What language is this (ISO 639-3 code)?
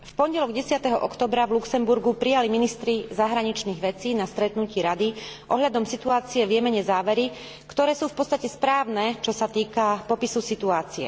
slk